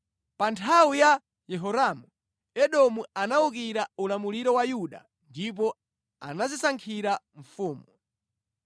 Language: Nyanja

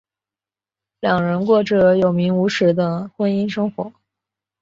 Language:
Chinese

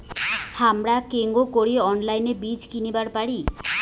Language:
Bangla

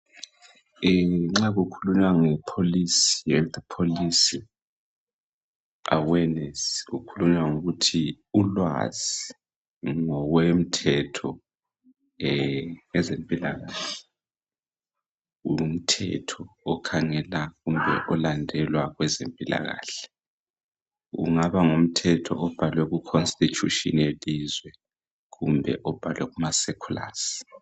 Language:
North Ndebele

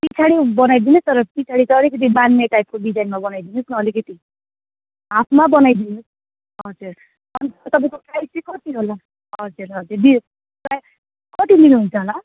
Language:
Nepali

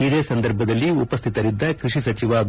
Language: Kannada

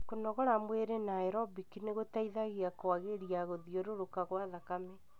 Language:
Kikuyu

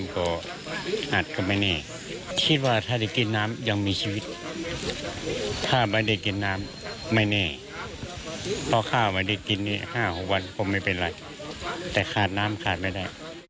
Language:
Thai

